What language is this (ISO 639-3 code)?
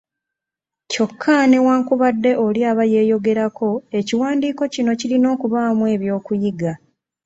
lug